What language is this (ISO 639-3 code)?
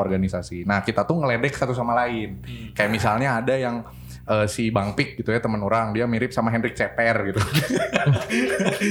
ind